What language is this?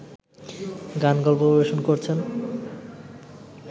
Bangla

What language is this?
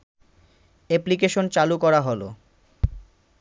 Bangla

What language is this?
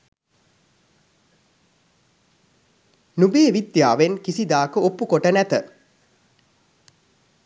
Sinhala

